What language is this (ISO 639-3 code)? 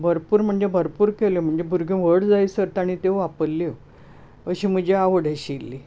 kok